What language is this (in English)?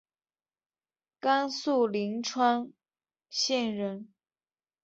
Chinese